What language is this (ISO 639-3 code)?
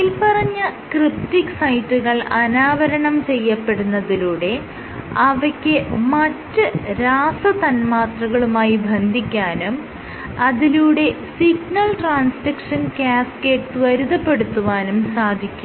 mal